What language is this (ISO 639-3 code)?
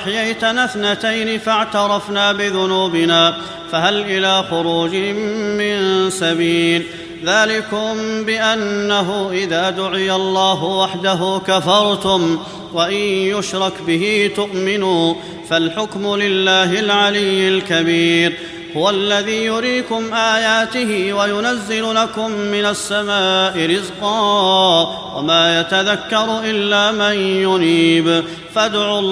ara